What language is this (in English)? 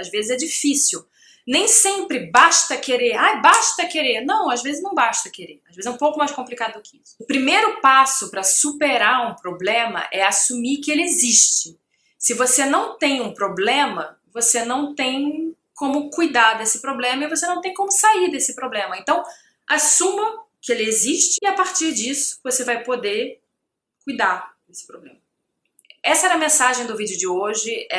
Portuguese